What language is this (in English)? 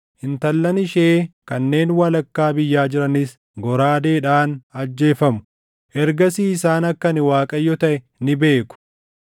Oromo